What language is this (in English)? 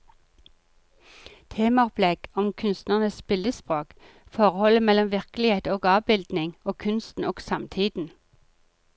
Norwegian